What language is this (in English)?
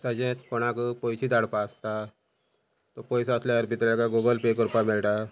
Konkani